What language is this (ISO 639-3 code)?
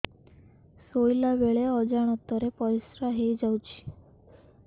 ori